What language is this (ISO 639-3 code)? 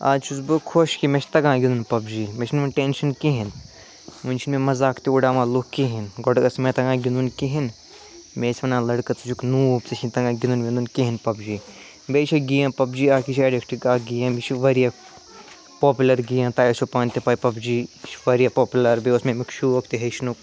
kas